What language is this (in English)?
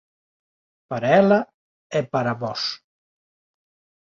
Galician